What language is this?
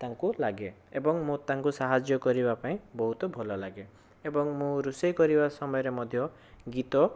Odia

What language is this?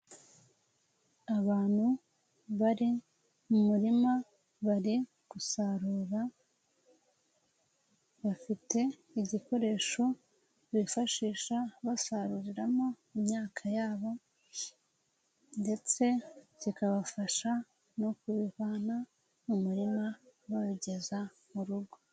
Kinyarwanda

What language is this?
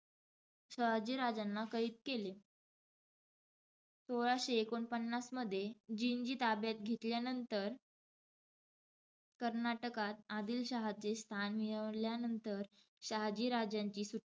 Marathi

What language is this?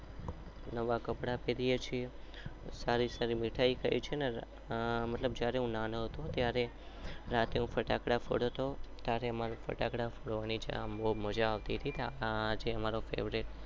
Gujarati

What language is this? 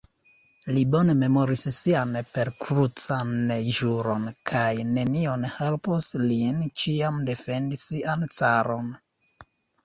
Esperanto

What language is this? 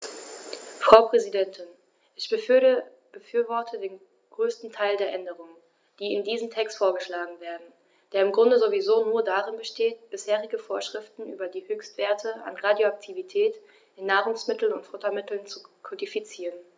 German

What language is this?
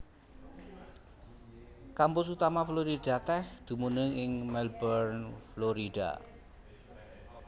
Javanese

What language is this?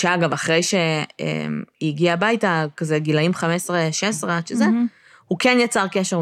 Hebrew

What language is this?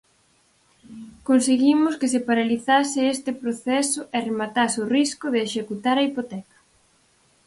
Galician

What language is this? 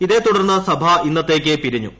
Malayalam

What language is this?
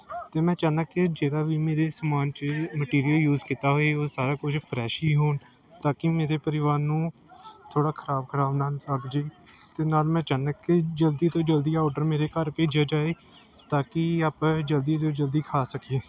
Punjabi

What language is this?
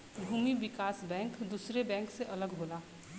Bhojpuri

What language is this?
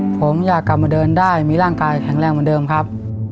Thai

